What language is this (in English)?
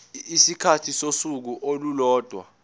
Zulu